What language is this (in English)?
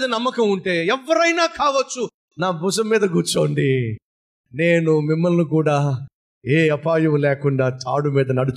Telugu